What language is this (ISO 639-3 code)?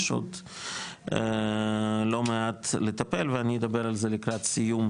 heb